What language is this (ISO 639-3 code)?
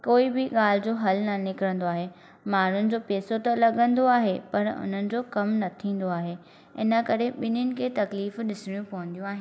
snd